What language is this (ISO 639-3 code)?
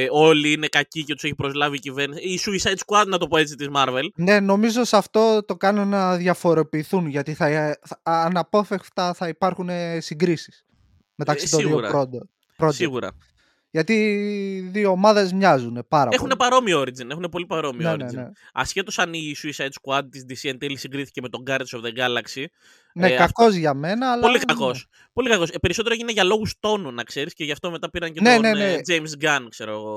ell